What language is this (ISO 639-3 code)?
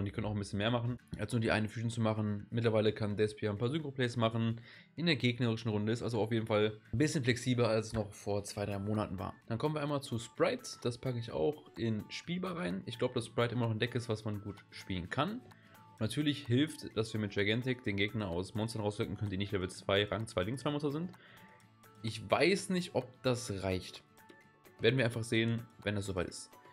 deu